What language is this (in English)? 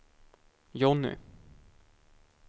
Swedish